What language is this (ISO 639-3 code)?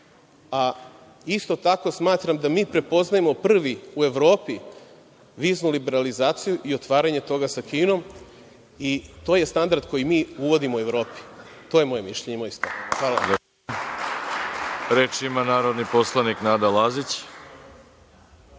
srp